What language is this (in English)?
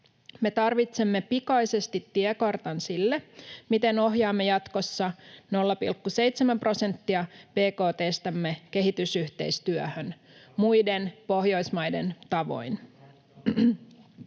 Finnish